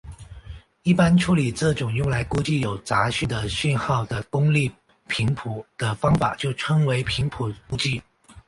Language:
Chinese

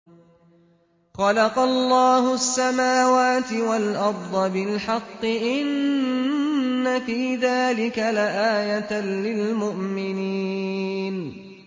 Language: Arabic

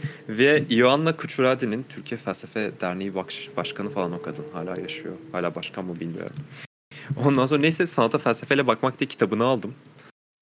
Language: Turkish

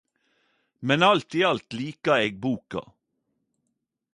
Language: Norwegian Nynorsk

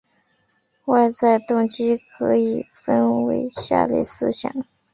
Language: Chinese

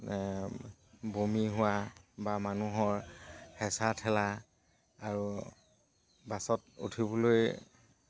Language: Assamese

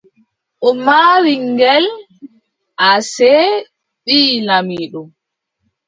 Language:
Adamawa Fulfulde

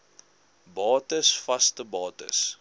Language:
Afrikaans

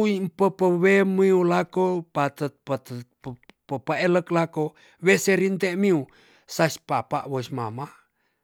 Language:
Tonsea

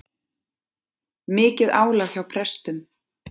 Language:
Icelandic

